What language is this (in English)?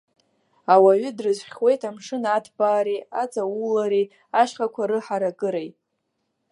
Abkhazian